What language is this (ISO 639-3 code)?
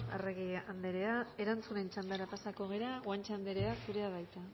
eus